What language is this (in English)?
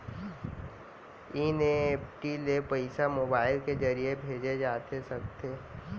Chhattisgarhi